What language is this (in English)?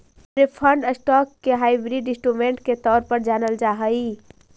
Magahi